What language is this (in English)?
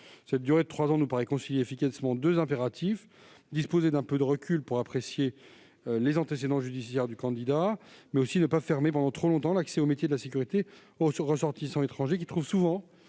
French